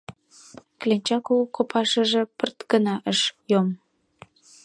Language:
Mari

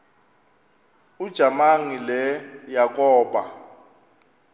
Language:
Xhosa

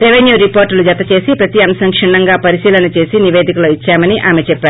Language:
Telugu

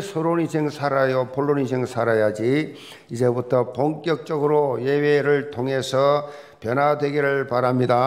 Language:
Korean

